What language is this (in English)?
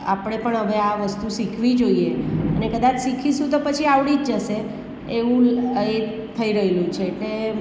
Gujarati